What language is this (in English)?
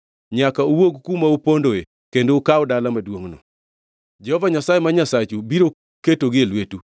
Luo (Kenya and Tanzania)